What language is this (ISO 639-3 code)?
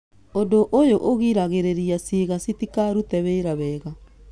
kik